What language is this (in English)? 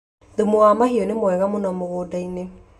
Kikuyu